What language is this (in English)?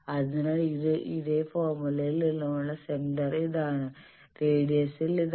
Malayalam